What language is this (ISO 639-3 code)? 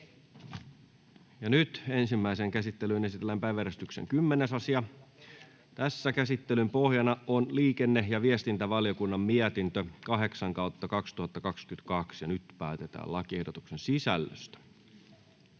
fin